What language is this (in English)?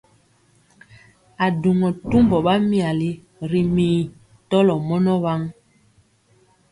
Mpiemo